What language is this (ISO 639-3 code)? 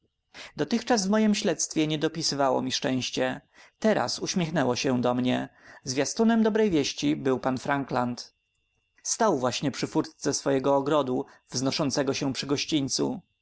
pol